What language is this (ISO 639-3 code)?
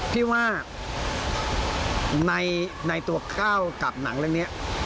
tha